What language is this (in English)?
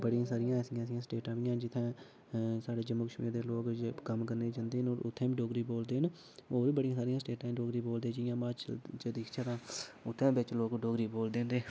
Dogri